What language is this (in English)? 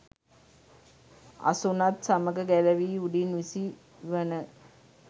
Sinhala